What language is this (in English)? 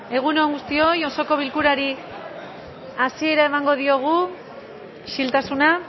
Basque